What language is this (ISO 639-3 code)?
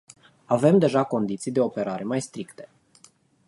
ron